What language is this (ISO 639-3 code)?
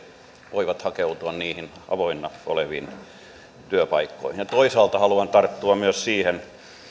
fin